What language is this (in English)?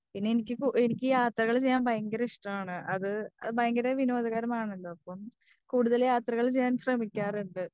Malayalam